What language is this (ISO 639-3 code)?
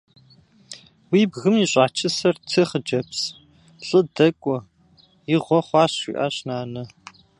kbd